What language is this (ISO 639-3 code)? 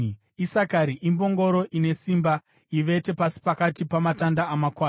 sna